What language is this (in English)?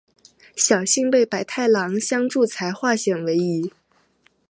Chinese